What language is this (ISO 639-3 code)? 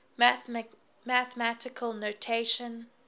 eng